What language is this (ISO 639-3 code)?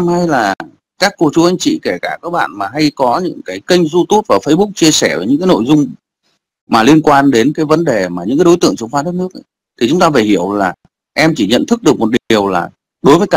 vie